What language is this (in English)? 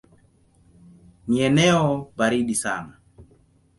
Swahili